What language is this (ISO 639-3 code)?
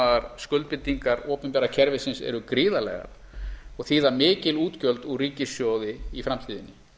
isl